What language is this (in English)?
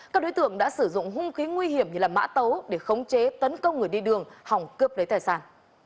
Vietnamese